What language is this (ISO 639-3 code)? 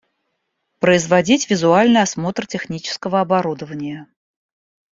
rus